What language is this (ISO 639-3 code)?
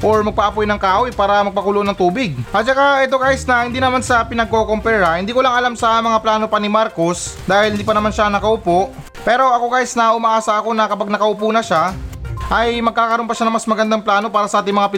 fil